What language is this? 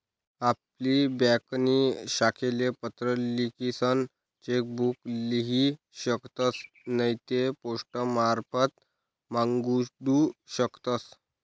Marathi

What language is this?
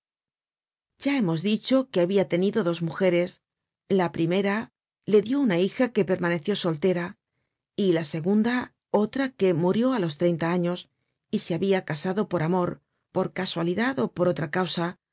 Spanish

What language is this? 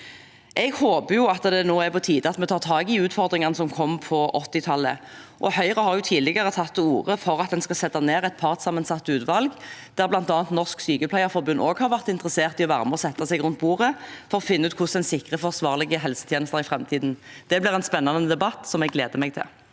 Norwegian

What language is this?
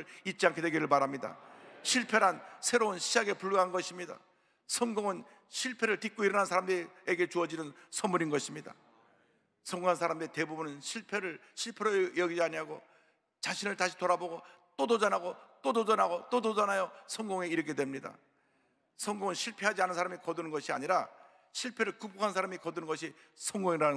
Korean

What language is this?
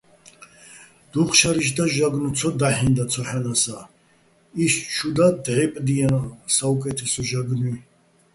Bats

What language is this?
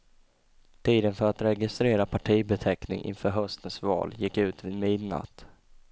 Swedish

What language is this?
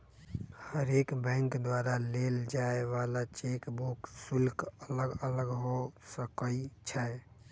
Magahi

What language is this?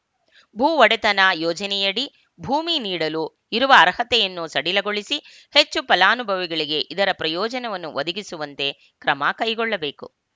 Kannada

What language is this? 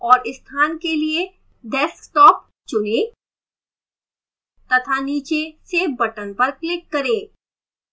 Hindi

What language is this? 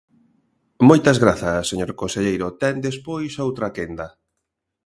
Galician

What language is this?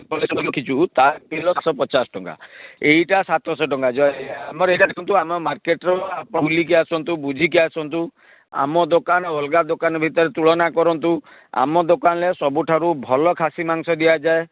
Odia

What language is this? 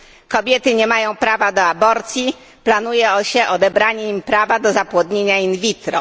Polish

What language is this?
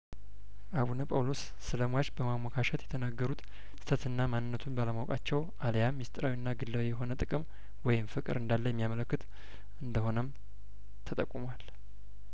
Amharic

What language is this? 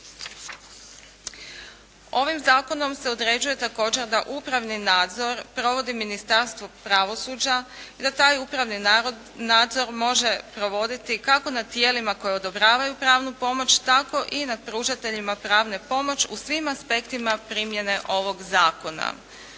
Croatian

